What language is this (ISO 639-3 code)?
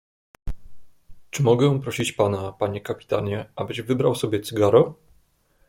pol